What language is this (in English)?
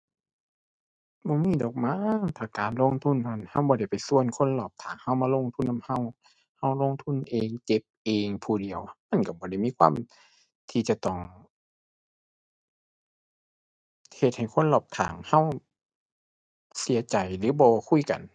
Thai